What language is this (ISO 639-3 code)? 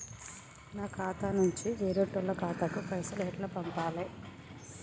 tel